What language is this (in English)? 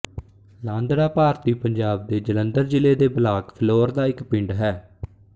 Punjabi